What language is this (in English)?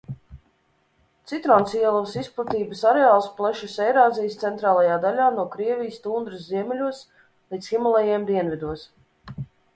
Latvian